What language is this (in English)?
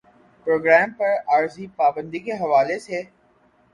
Urdu